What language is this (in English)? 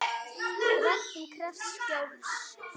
Icelandic